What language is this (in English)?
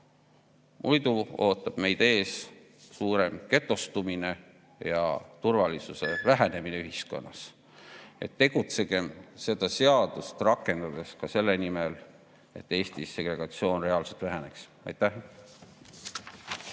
Estonian